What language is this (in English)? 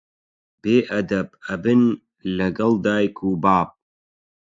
Central Kurdish